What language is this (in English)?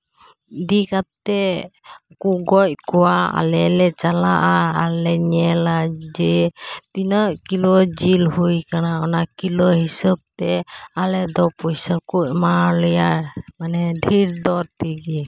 Santali